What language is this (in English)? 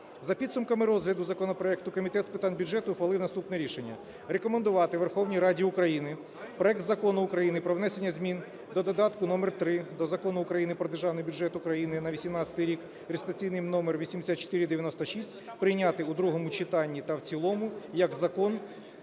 Ukrainian